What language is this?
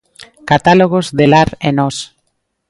Galician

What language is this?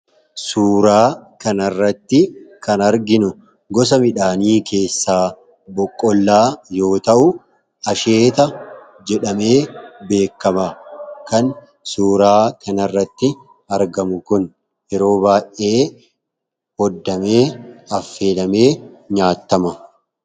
Oromo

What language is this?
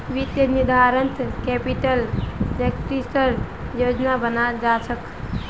Magahi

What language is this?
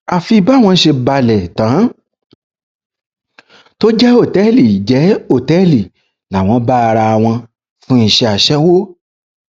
Yoruba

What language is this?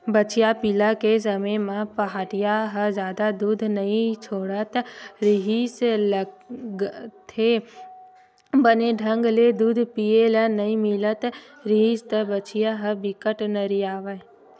Chhattisgarhi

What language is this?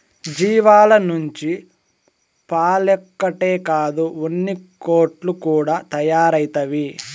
Telugu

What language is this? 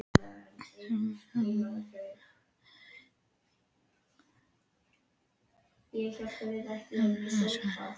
Icelandic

